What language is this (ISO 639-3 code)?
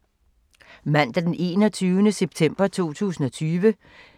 dan